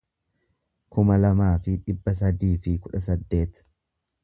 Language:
Oromo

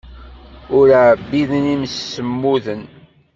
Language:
Kabyle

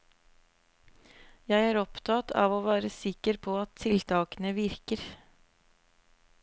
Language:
Norwegian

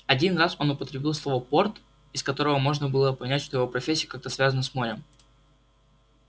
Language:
Russian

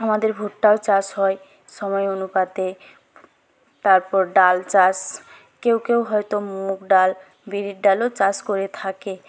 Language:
Bangla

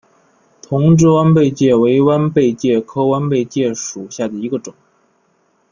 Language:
Chinese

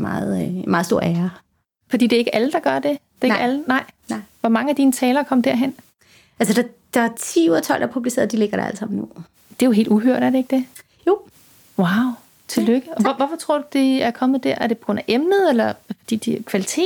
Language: Danish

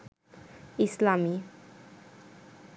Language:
Bangla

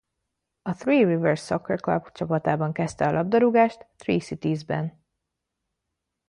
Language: Hungarian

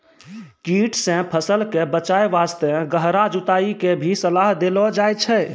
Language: Maithili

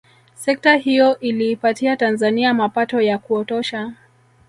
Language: Swahili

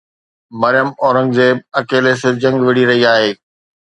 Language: Sindhi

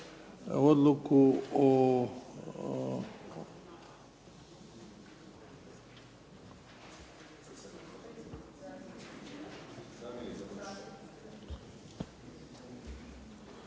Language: Croatian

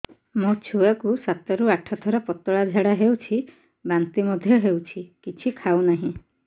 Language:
Odia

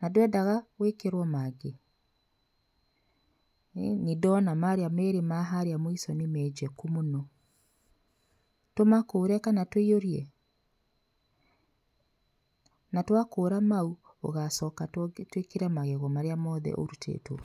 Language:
Kikuyu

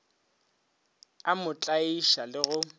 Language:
Northern Sotho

